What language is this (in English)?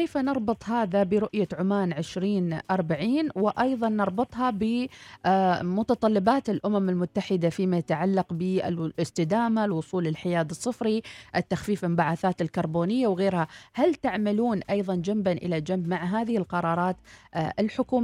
Arabic